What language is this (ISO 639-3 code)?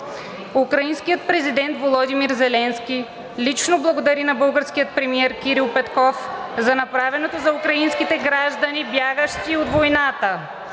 bul